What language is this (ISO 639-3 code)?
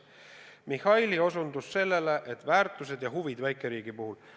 est